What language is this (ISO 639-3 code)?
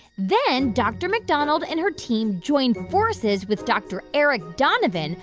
eng